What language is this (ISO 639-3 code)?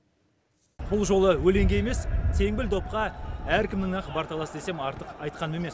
kaz